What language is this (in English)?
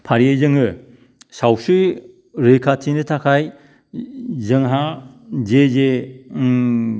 Bodo